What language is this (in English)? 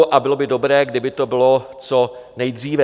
Czech